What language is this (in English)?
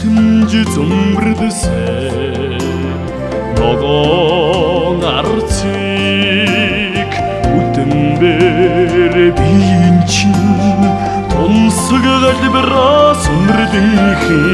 Korean